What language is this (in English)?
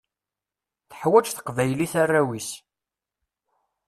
Kabyle